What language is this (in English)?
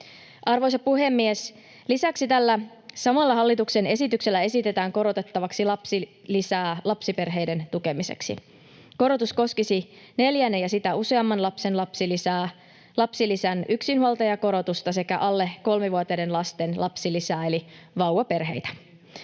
Finnish